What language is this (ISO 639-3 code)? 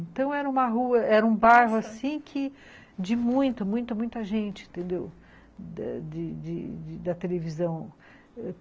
por